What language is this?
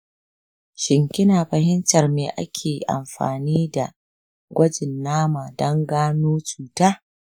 Hausa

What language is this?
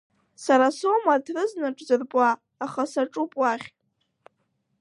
Abkhazian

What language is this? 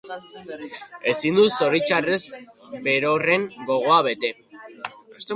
Basque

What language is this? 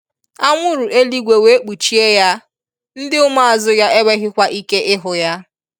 Igbo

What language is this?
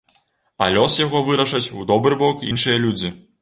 Belarusian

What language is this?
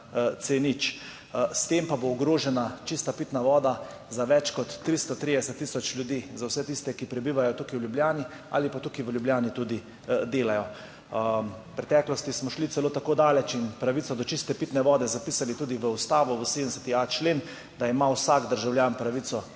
Slovenian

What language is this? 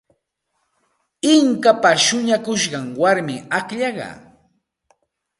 Santa Ana de Tusi Pasco Quechua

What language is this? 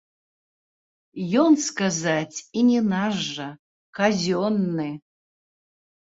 Belarusian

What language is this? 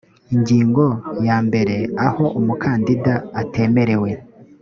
Kinyarwanda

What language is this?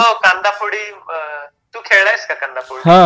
Marathi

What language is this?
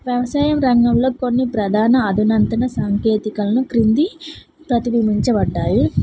Telugu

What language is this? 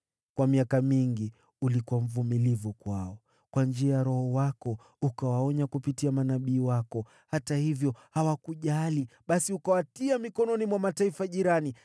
Swahili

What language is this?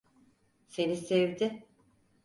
Turkish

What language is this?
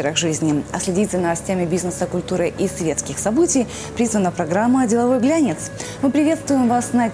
Russian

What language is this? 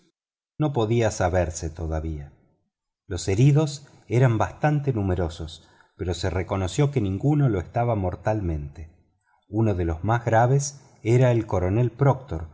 Spanish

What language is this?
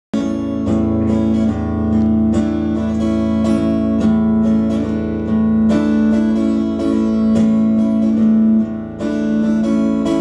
Japanese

